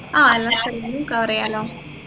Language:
Malayalam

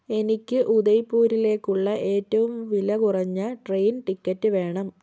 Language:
Malayalam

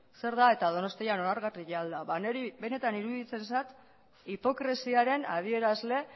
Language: Basque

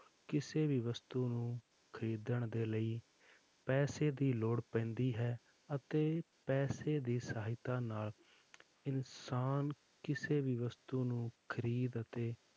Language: Punjabi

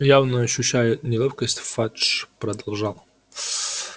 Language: Russian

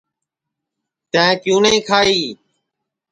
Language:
Sansi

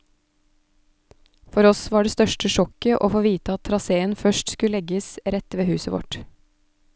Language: Norwegian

